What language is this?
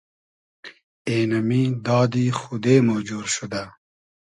Hazaragi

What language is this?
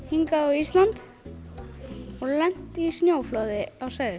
Icelandic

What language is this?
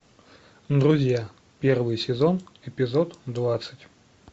Russian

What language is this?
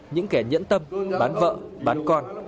Vietnamese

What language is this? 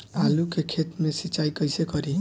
Bhojpuri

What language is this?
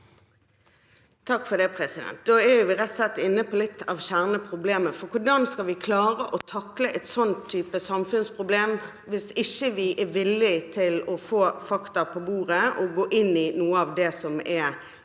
Norwegian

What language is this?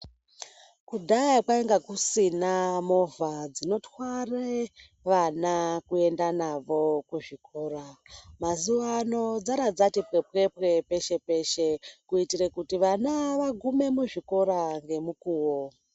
Ndau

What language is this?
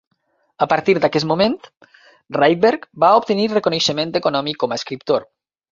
Catalan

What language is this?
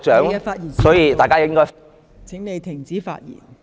Cantonese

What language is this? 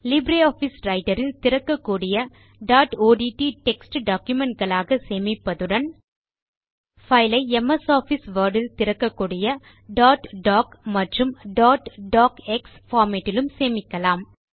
Tamil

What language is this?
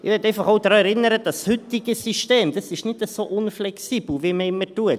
Swiss German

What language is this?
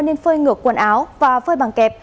Vietnamese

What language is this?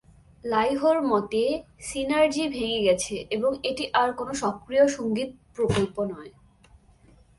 Bangla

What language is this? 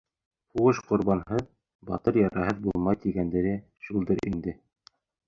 Bashkir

